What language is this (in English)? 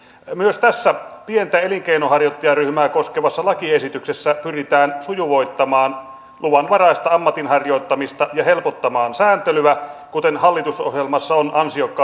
Finnish